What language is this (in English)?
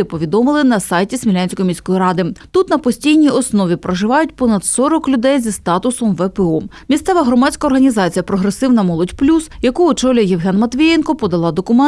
Ukrainian